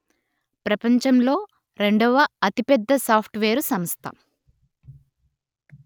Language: Telugu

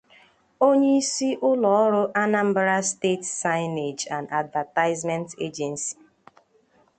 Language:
Igbo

